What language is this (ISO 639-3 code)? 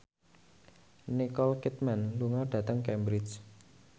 jav